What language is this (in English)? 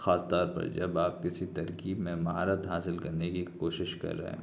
Urdu